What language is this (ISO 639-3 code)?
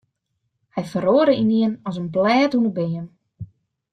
fry